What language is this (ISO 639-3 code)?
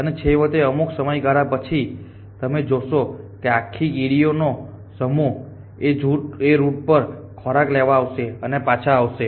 guj